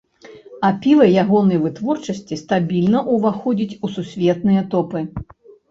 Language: Belarusian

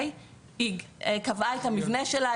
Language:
Hebrew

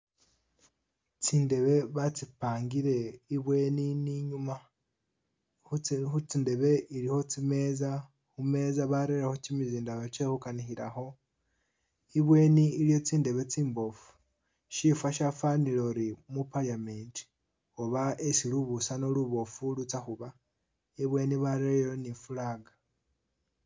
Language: Masaaba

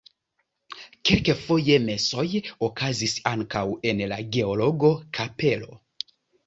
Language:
Esperanto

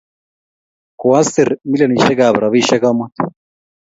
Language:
Kalenjin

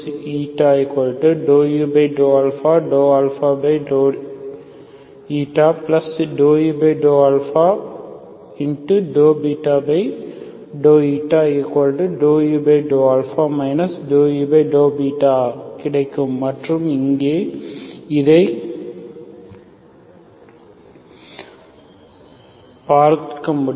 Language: Tamil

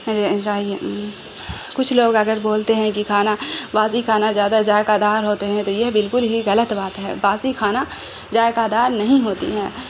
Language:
Urdu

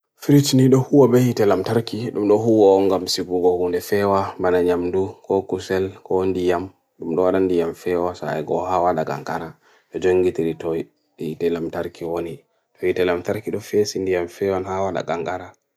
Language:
Bagirmi Fulfulde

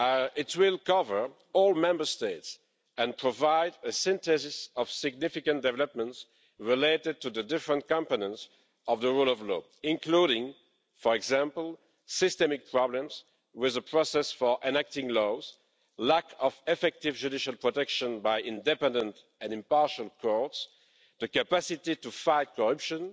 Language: English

